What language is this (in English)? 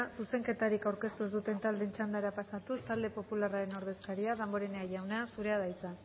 Basque